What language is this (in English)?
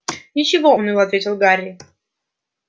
Russian